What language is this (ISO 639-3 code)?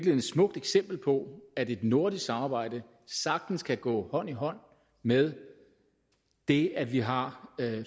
dan